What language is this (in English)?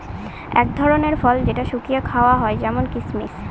Bangla